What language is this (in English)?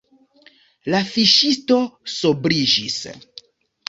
Esperanto